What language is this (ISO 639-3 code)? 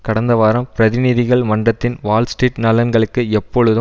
tam